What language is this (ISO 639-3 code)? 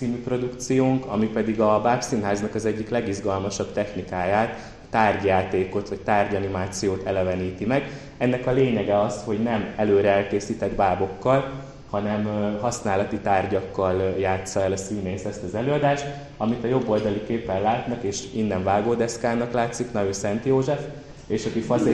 hun